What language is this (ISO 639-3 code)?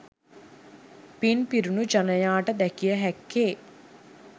sin